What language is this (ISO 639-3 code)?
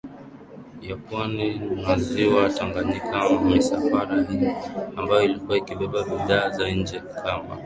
swa